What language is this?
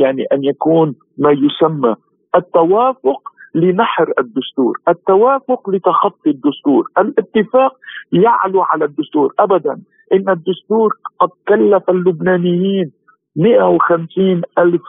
Arabic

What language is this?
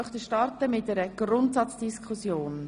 Swiss German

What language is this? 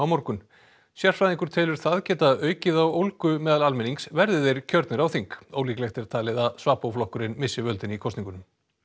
Icelandic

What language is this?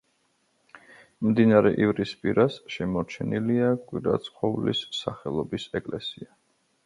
Georgian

